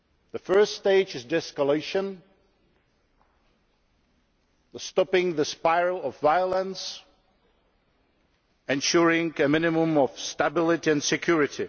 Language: English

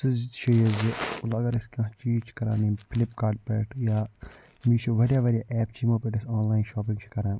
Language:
Kashmiri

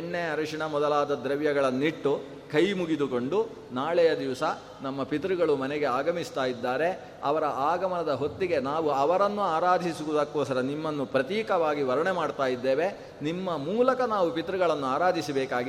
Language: Kannada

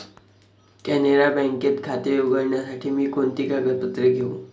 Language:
Marathi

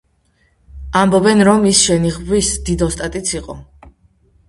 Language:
Georgian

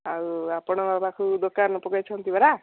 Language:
Odia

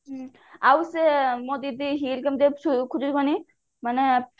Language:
Odia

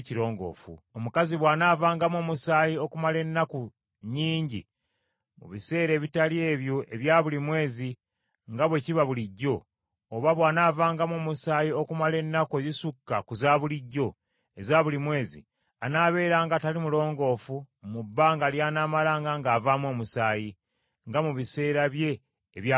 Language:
Ganda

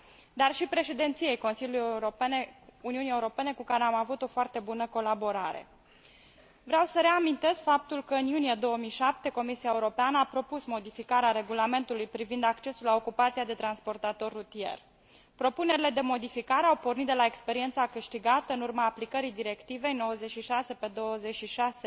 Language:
Romanian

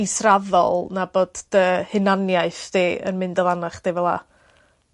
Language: Welsh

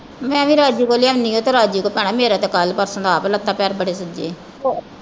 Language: Punjabi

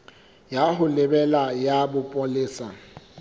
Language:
Southern Sotho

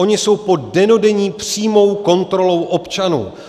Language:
Czech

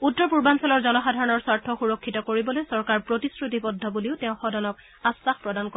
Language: Assamese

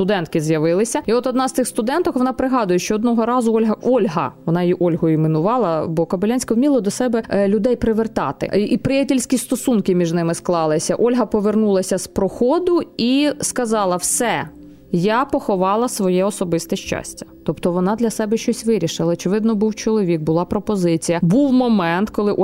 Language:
Ukrainian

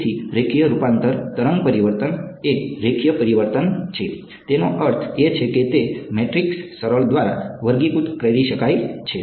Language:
Gujarati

